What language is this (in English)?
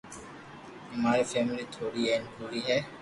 Loarki